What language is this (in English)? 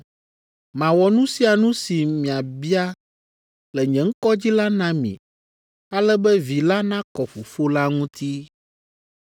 Ewe